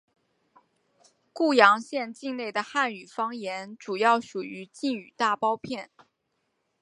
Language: Chinese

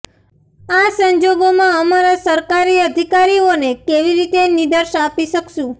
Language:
Gujarati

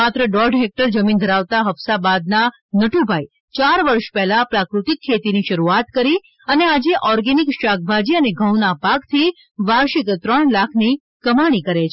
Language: Gujarati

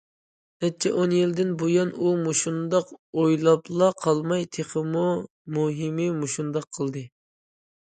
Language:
Uyghur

